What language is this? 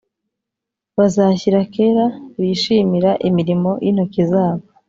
Kinyarwanda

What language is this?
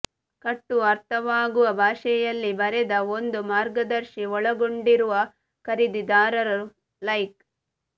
Kannada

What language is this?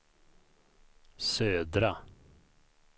Swedish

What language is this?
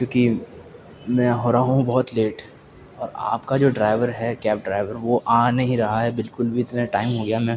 Urdu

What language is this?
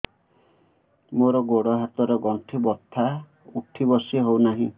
Odia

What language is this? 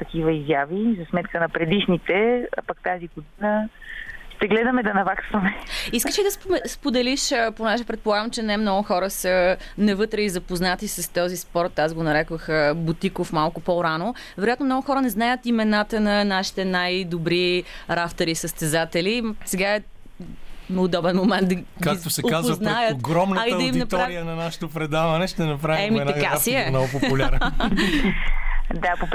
Bulgarian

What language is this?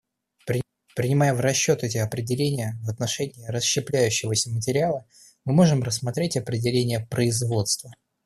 Russian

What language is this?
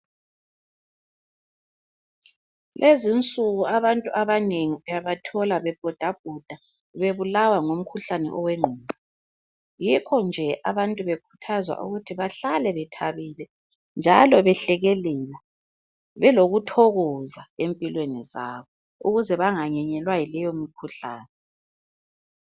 North Ndebele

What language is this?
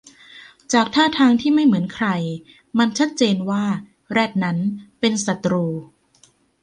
Thai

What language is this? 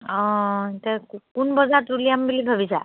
Assamese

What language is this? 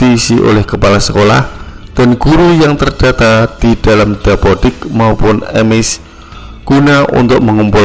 Indonesian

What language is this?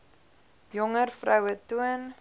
Afrikaans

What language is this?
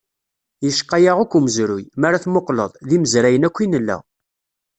Kabyle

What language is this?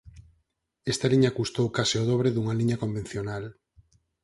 Galician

